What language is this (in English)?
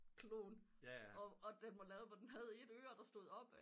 Danish